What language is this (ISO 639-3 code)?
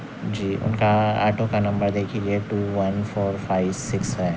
urd